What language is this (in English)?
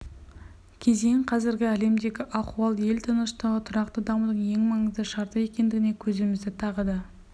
Kazakh